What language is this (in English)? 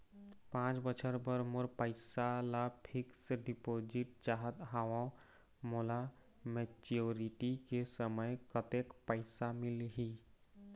Chhattisgarhi